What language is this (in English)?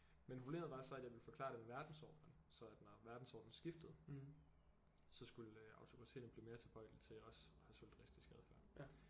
Danish